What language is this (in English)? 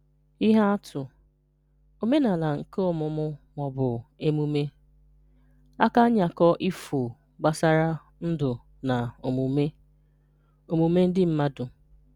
Igbo